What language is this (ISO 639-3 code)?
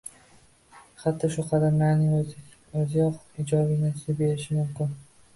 uzb